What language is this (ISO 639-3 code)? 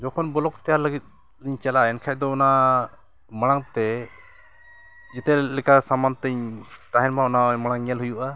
sat